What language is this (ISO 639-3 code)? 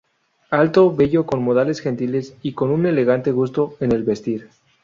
spa